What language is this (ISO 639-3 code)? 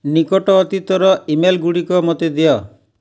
ori